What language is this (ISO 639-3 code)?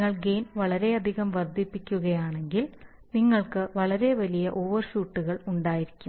mal